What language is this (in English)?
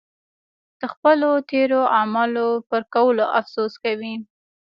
Pashto